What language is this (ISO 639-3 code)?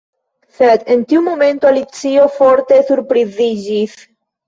epo